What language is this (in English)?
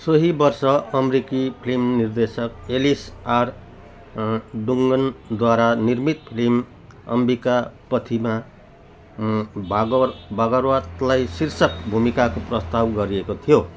Nepali